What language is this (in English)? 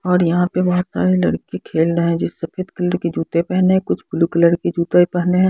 Hindi